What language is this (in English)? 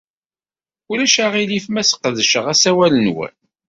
Kabyle